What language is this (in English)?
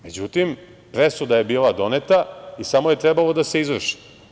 Serbian